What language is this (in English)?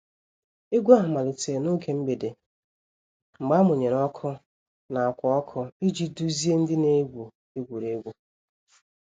Igbo